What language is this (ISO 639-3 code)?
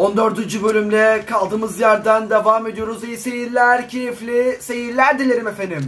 tur